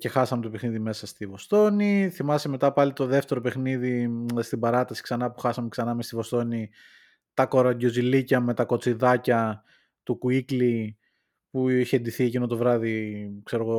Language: Greek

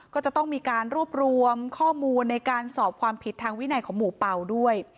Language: Thai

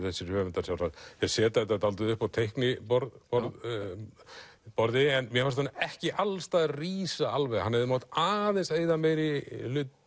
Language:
Icelandic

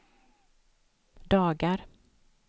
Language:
Swedish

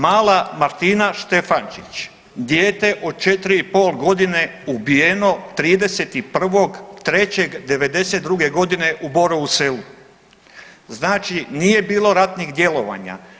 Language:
Croatian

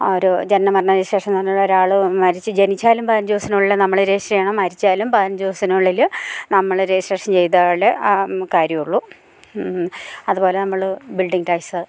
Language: Malayalam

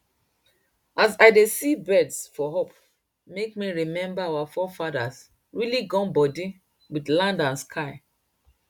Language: Nigerian Pidgin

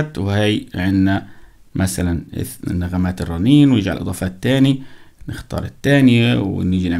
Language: Arabic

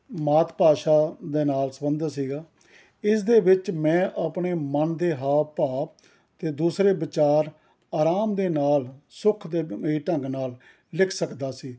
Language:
Punjabi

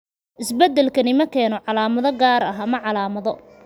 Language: Somali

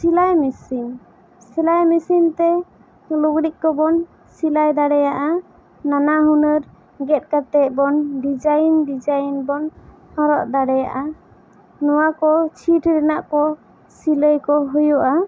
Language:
Santali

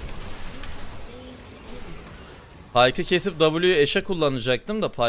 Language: Turkish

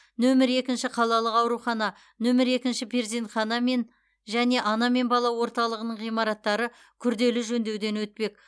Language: Kazakh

